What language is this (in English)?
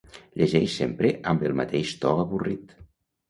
Catalan